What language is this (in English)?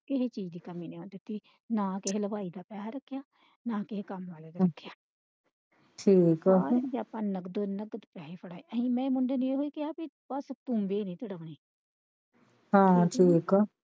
Punjabi